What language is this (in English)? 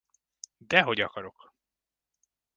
Hungarian